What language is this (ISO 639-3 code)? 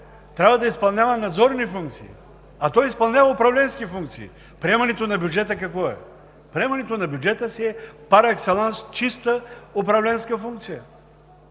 bul